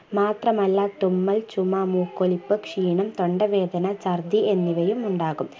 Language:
Malayalam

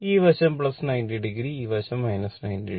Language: Malayalam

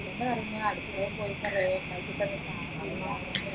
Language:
Malayalam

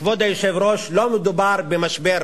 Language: Hebrew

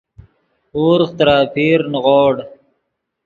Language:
Yidgha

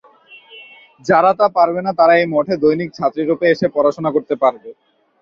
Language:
Bangla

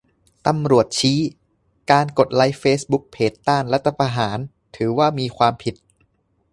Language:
Thai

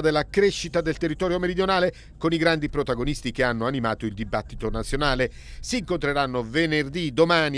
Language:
Italian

